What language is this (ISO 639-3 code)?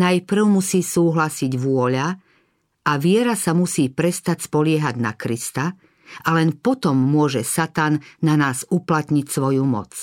slk